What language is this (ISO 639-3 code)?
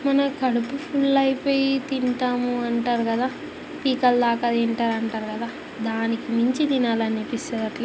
tel